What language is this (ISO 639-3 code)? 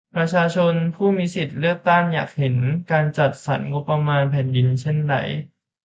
tha